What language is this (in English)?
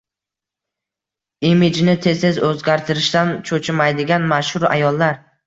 Uzbek